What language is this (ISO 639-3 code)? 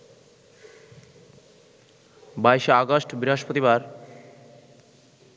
ben